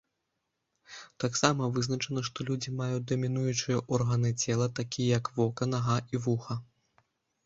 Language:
Belarusian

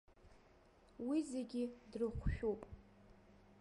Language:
Abkhazian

